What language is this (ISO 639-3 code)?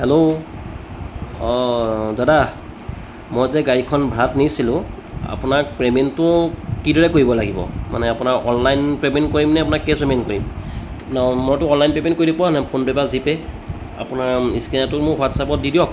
asm